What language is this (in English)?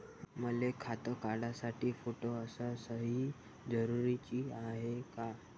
Marathi